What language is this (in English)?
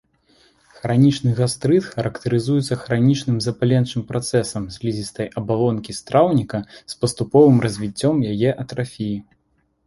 Belarusian